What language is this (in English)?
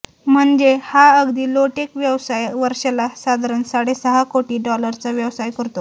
Marathi